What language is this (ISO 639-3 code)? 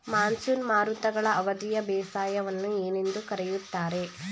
kan